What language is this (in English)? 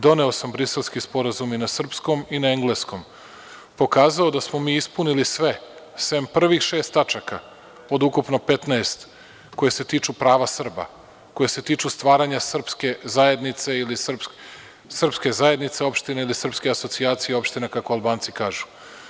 Serbian